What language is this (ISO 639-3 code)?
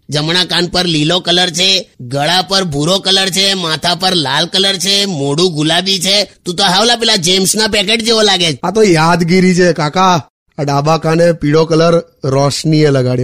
hin